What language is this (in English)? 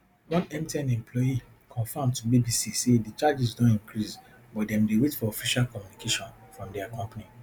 Nigerian Pidgin